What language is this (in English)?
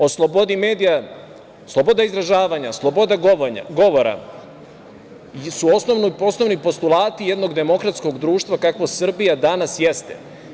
Serbian